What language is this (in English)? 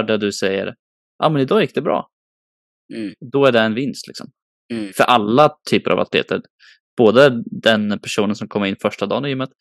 Swedish